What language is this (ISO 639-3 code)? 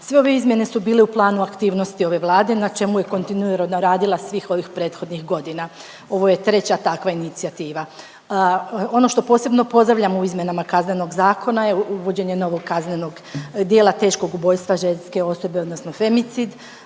hrv